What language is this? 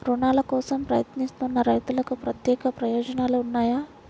Telugu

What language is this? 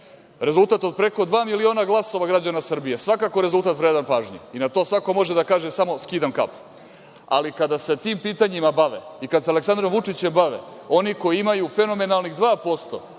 Serbian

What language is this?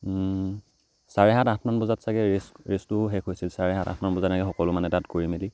Assamese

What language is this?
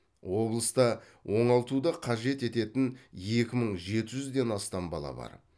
Kazakh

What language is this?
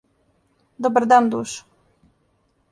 Serbian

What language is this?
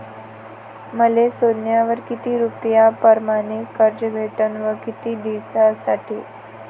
Marathi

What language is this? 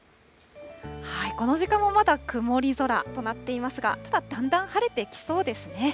Japanese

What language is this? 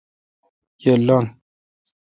Kalkoti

